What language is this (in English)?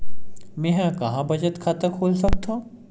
Chhattisgarhi